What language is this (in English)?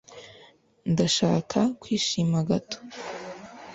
Kinyarwanda